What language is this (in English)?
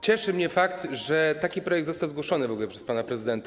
Polish